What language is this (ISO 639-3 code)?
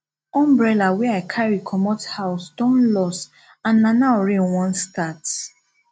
pcm